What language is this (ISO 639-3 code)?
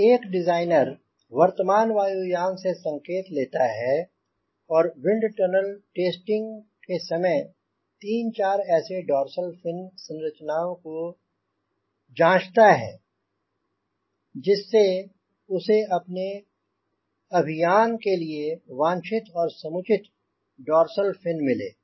hin